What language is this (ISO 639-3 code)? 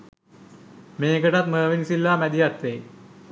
sin